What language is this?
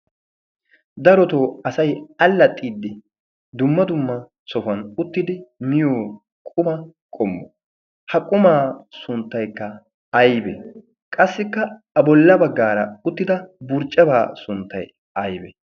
Wolaytta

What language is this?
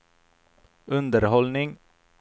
Swedish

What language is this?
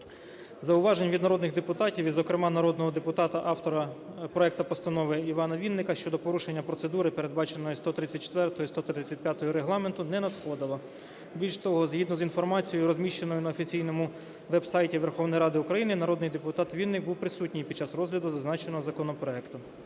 Ukrainian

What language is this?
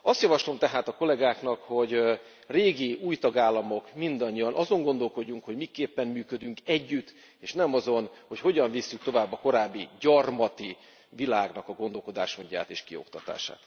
Hungarian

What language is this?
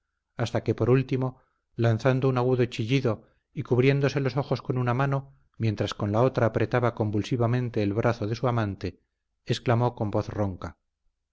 Spanish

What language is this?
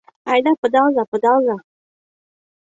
Mari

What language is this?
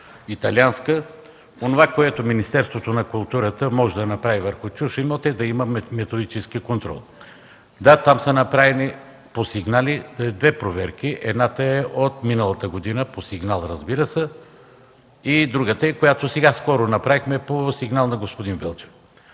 Bulgarian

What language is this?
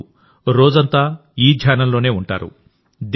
Telugu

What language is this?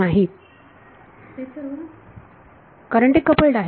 Marathi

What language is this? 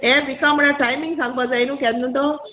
Konkani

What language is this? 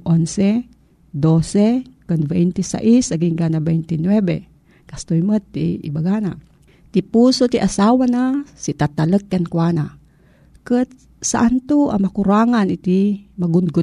Filipino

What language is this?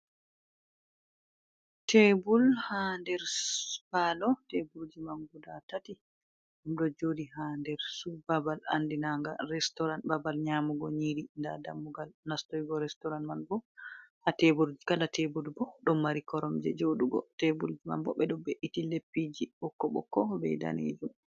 Fula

